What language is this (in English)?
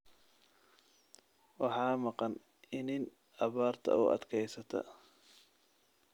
Somali